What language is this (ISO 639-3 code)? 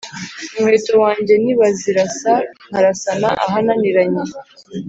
kin